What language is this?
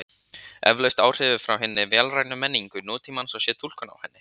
Icelandic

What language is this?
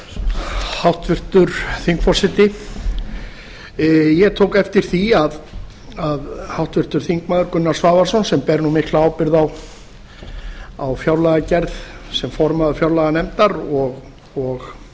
Icelandic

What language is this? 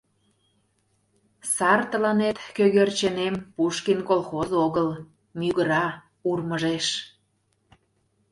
Mari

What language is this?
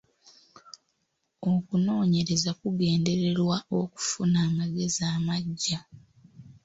Ganda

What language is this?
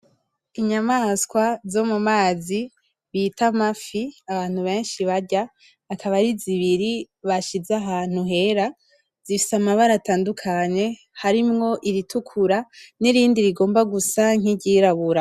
Rundi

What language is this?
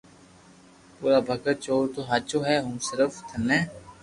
Loarki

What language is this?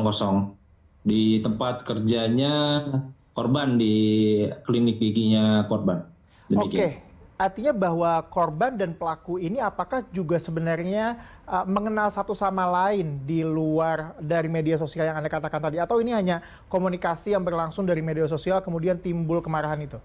Indonesian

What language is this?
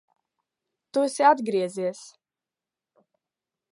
Latvian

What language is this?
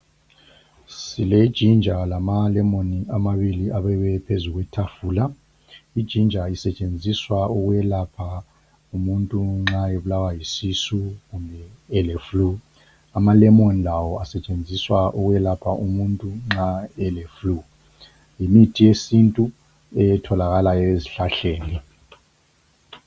North Ndebele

